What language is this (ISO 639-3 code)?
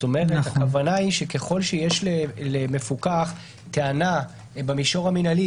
heb